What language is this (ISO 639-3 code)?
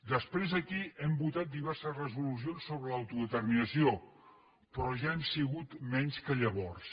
cat